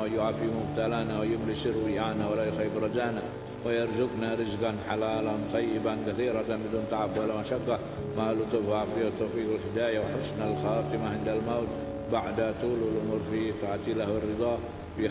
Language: Indonesian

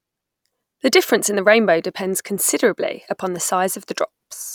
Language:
English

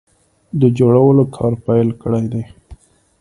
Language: Pashto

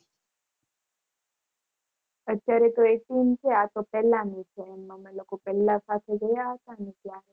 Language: Gujarati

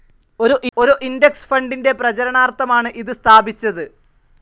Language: Malayalam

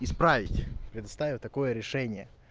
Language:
Russian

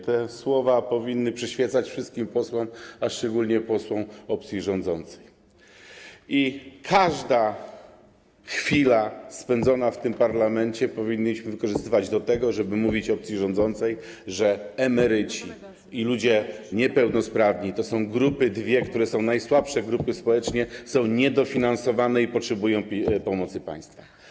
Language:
Polish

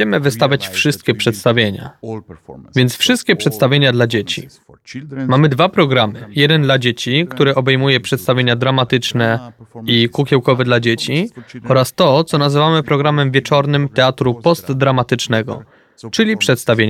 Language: Polish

